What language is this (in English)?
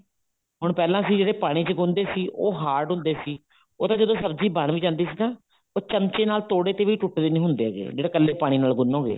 Punjabi